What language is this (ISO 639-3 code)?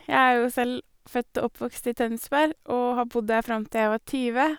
nor